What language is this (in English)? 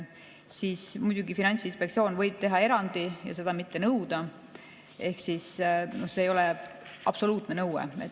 Estonian